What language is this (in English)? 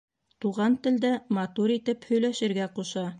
Bashkir